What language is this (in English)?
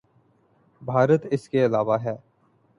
Urdu